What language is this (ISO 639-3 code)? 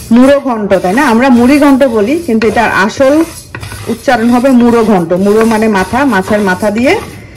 ben